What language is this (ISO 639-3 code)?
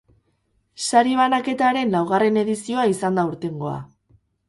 eus